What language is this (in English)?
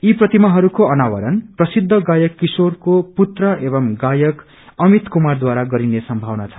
Nepali